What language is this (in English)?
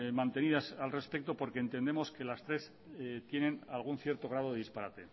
Spanish